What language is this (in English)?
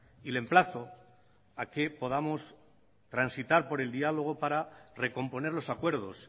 Spanish